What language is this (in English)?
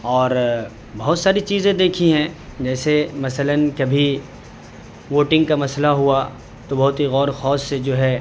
Urdu